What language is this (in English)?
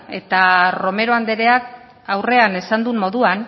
Basque